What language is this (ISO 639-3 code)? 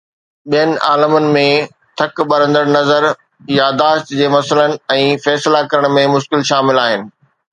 snd